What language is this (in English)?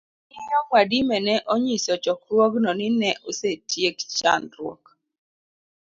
Luo (Kenya and Tanzania)